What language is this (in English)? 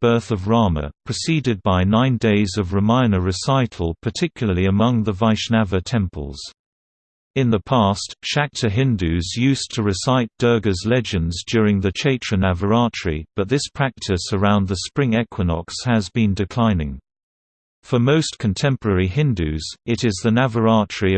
English